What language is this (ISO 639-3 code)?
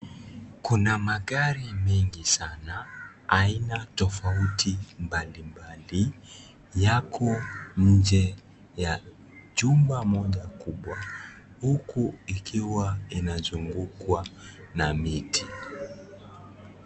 swa